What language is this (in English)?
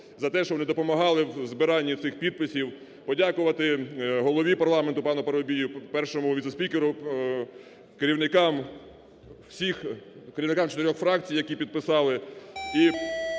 Ukrainian